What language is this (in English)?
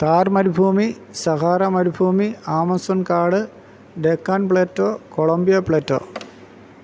Malayalam